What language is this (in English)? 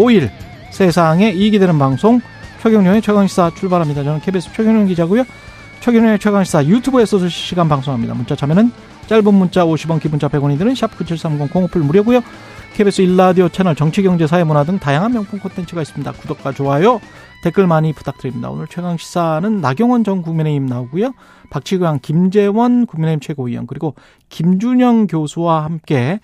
Korean